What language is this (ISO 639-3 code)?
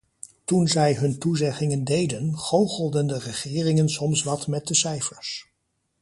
nld